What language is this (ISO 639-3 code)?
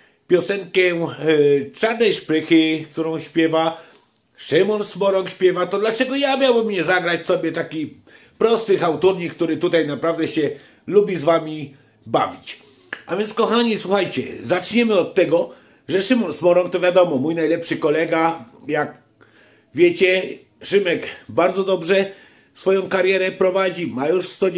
pol